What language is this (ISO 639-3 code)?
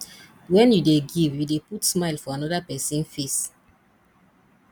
pcm